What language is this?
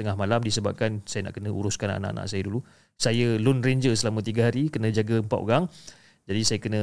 Malay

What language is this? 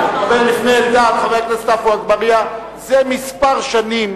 Hebrew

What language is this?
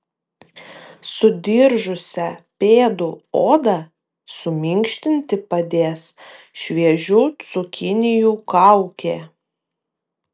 Lithuanian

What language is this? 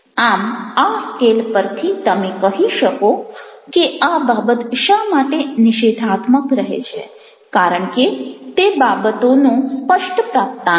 Gujarati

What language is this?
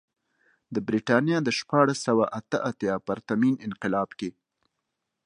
Pashto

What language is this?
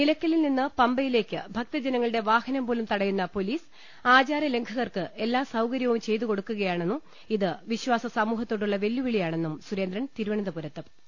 Malayalam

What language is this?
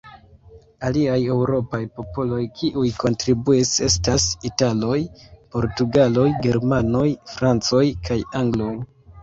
Esperanto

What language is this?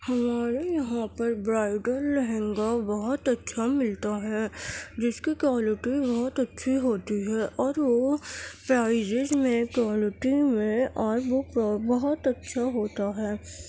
Urdu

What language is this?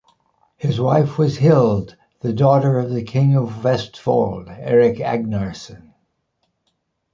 English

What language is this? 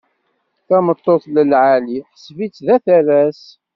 Kabyle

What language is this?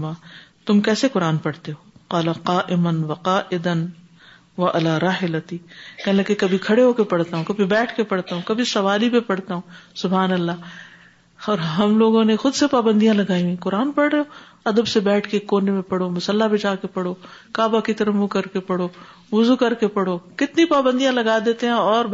Urdu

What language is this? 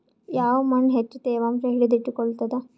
Kannada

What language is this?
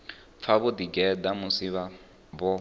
Venda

